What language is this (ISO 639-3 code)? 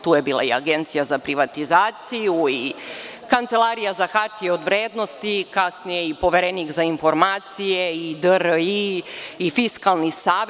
srp